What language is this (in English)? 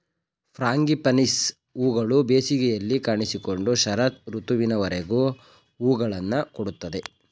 Kannada